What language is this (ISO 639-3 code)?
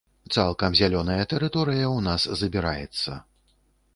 bel